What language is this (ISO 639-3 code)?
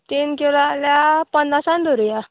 kok